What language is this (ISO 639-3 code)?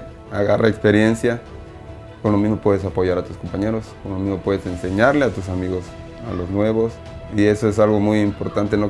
spa